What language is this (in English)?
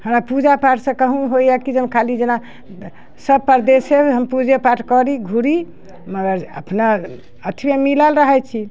Maithili